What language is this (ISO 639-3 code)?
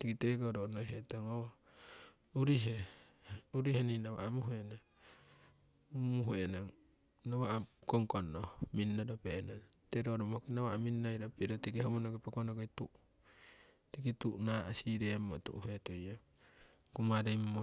siw